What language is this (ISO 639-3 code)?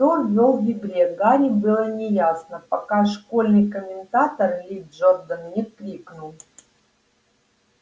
rus